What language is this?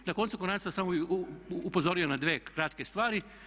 Croatian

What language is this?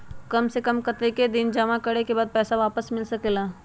Magahi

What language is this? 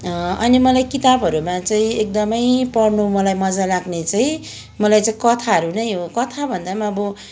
Nepali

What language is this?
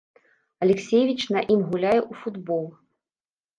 Belarusian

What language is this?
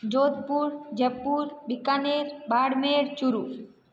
Hindi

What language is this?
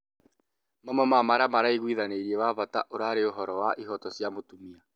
Kikuyu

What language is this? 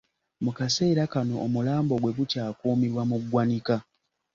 Ganda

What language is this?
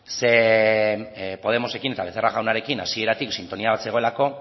Basque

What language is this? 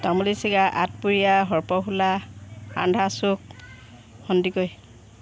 Assamese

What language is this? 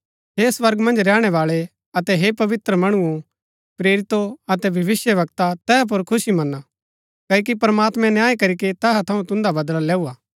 Gaddi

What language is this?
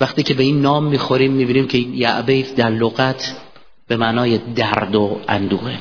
Persian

